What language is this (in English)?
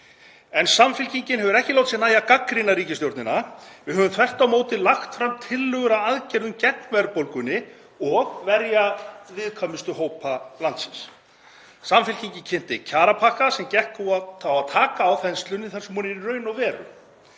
Icelandic